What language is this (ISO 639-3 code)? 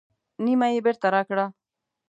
pus